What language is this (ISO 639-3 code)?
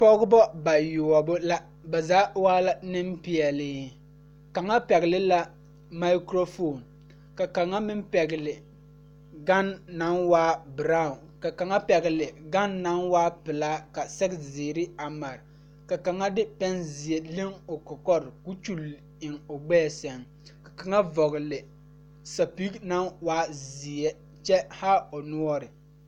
dga